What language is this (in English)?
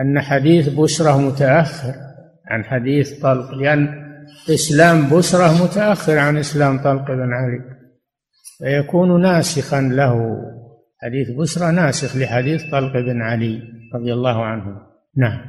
Arabic